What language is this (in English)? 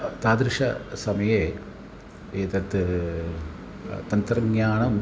Sanskrit